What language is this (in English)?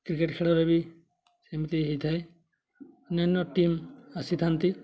Odia